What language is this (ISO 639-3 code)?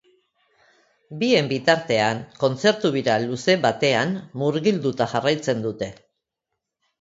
eus